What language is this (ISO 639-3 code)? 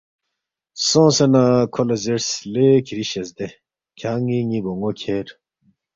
bft